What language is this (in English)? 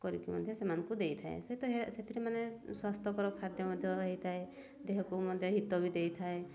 Odia